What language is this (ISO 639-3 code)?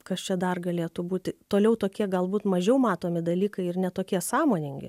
lit